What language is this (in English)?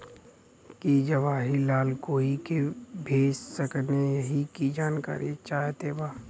Bhojpuri